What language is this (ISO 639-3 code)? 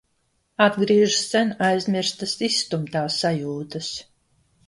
lav